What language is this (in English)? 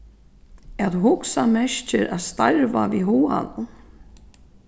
Faroese